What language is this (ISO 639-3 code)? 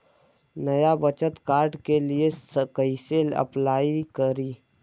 bho